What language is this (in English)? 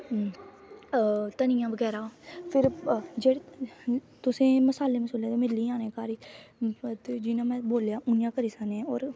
Dogri